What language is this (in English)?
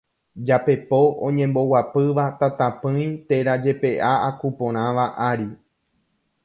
Guarani